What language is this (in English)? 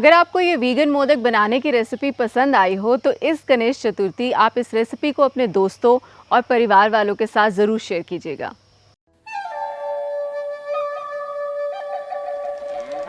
Hindi